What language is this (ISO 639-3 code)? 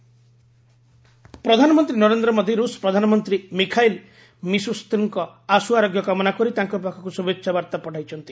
ori